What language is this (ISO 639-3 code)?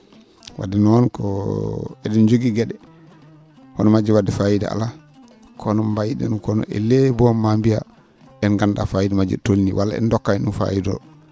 ful